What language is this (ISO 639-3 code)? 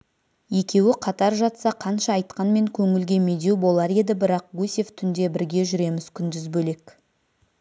kaz